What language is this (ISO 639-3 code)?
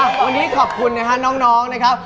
tha